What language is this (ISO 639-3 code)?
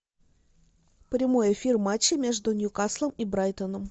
rus